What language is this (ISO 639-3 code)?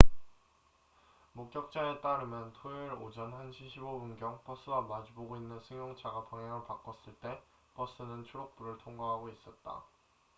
kor